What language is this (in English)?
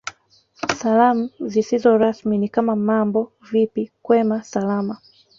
Swahili